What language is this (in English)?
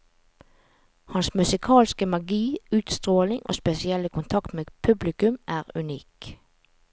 Norwegian